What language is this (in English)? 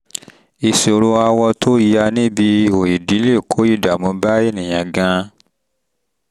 Yoruba